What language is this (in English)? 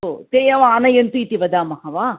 Sanskrit